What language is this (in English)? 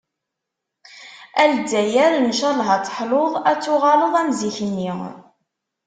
Kabyle